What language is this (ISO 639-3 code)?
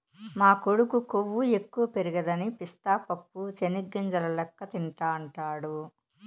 tel